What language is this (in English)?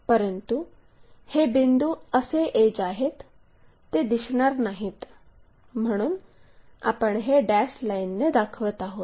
Marathi